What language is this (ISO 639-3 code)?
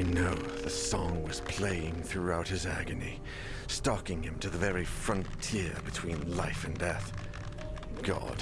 fra